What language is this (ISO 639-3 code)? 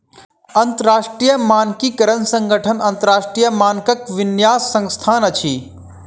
mai